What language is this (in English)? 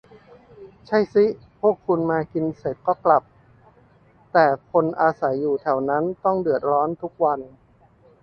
Thai